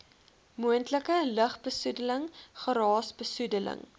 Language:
Afrikaans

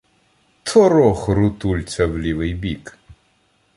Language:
Ukrainian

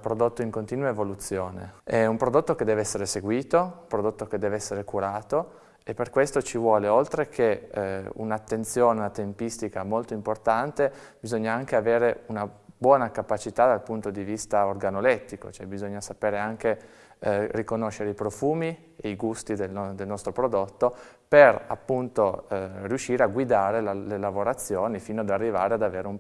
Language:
Italian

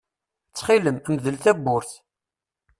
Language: Kabyle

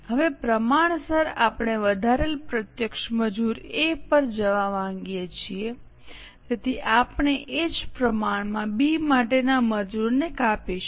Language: Gujarati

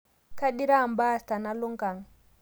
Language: Masai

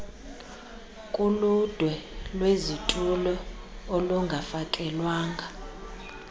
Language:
Xhosa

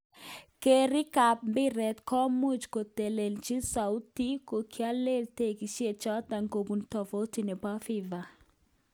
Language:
Kalenjin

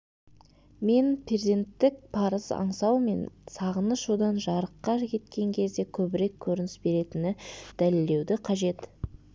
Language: Kazakh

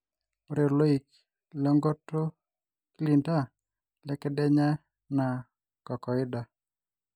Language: Masai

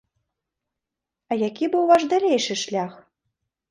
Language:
Belarusian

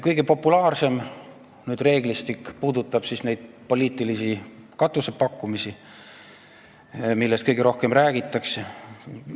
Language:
Estonian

